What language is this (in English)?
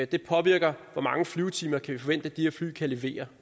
Danish